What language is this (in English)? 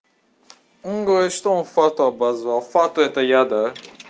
Russian